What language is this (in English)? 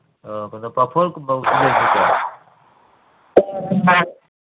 Manipuri